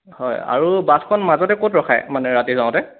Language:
Assamese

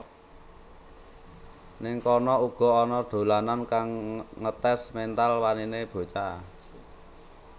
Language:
Javanese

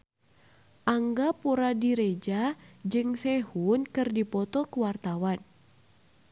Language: Sundanese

